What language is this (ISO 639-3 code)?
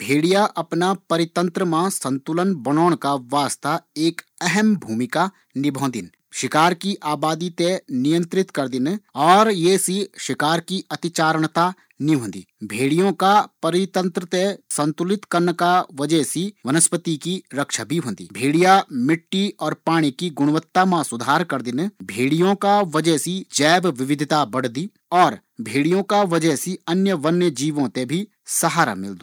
gbm